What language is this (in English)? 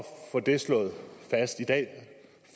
Danish